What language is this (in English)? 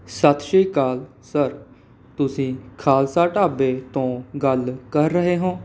Punjabi